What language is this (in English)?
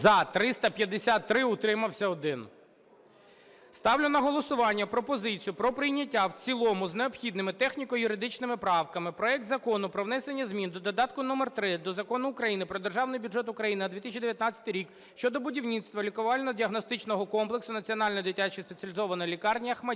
Ukrainian